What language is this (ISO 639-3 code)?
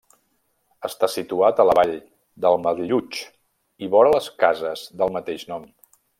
cat